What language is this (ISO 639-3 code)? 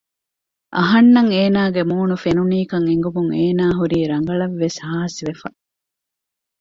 div